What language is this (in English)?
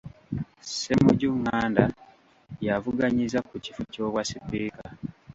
Ganda